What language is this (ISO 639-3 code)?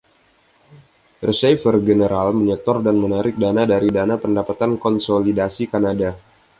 ind